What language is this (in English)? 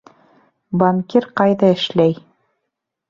Bashkir